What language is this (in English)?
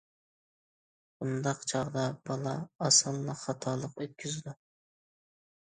Uyghur